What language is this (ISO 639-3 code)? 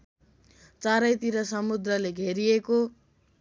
nep